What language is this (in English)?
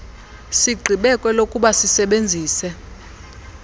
Xhosa